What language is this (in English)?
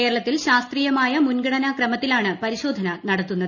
Malayalam